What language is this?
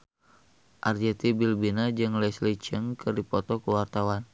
Sundanese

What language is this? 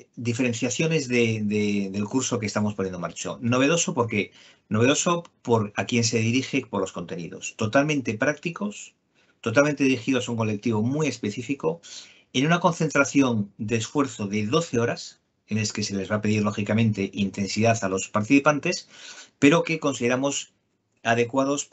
Spanish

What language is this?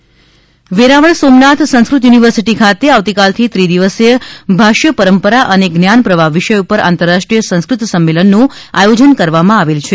Gujarati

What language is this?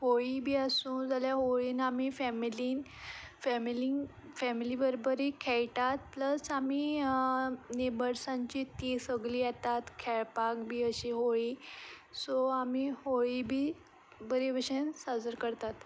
Konkani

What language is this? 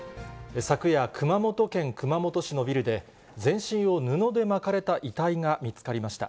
Japanese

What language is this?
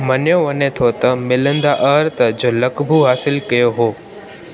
Sindhi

